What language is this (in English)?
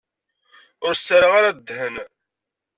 Kabyle